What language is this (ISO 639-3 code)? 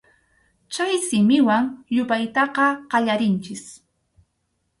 qxu